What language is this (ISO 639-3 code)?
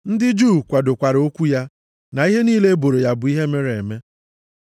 ibo